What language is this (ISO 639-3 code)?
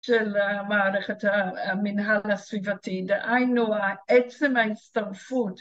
heb